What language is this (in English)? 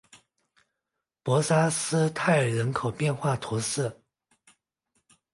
Chinese